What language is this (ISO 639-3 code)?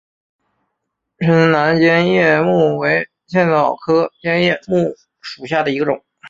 zho